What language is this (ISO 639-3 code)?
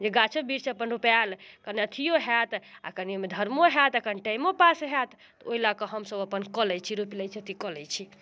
mai